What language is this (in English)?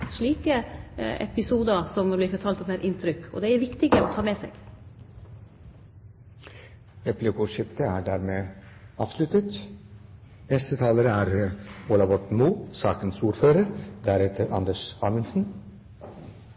Norwegian